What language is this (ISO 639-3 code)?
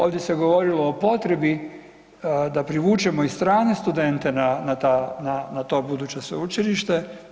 hrv